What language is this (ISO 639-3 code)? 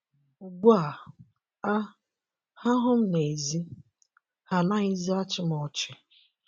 ibo